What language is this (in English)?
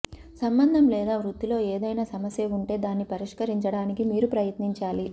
Telugu